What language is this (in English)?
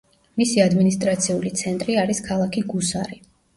Georgian